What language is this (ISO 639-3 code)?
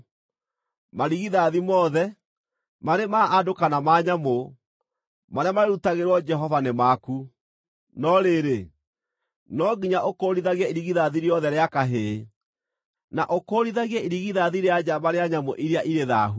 kik